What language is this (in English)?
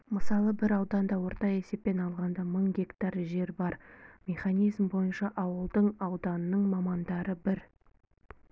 Kazakh